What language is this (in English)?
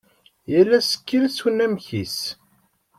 Kabyle